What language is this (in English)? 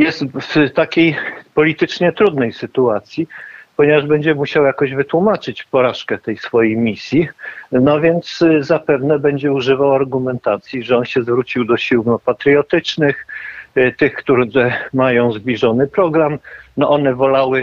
Polish